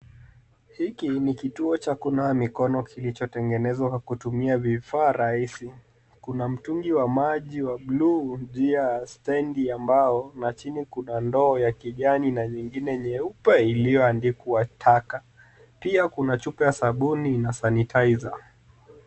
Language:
Swahili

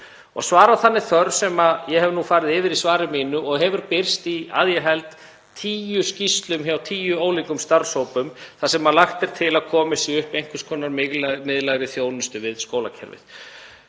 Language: Icelandic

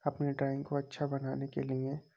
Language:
Urdu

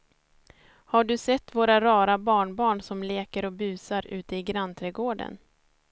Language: Swedish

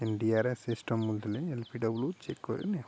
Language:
Odia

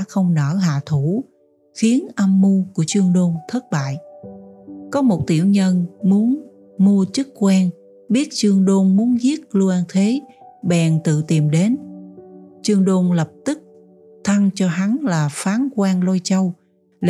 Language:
Vietnamese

